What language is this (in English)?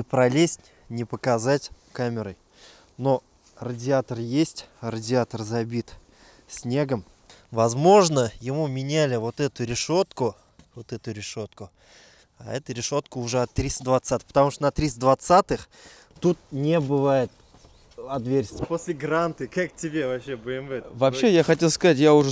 Russian